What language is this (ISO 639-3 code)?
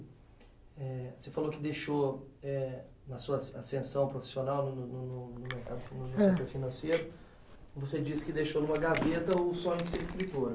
por